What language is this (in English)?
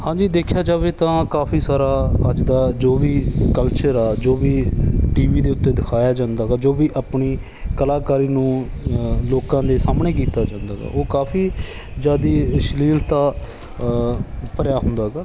Punjabi